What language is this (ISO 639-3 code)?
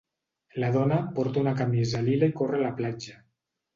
cat